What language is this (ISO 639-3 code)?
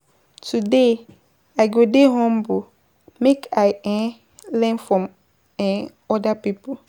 pcm